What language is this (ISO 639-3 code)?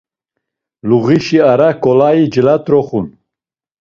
lzz